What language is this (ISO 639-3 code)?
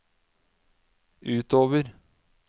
nor